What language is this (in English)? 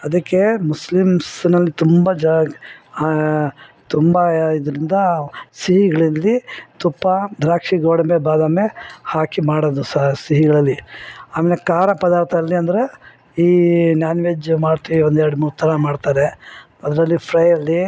Kannada